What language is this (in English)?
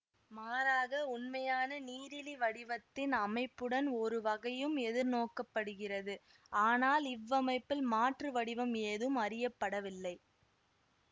Tamil